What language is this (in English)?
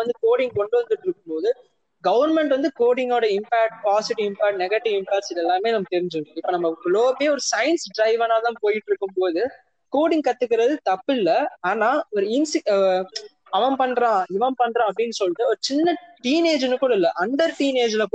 Tamil